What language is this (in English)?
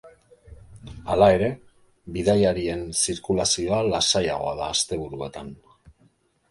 Basque